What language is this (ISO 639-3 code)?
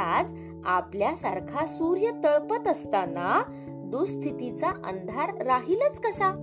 mar